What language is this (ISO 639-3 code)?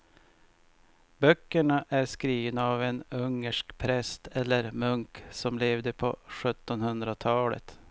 swe